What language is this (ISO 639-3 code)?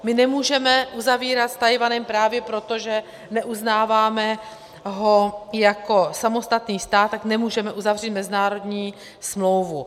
ces